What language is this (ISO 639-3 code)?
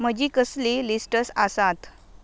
kok